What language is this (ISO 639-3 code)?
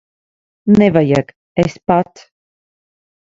lav